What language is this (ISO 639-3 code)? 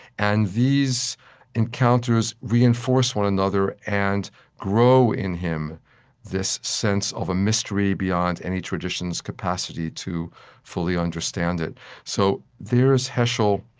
eng